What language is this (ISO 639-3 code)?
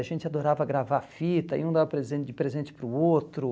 por